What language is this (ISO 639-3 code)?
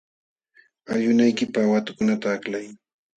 qxw